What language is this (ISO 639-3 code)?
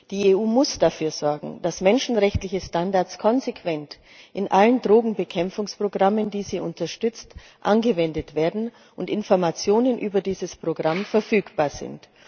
deu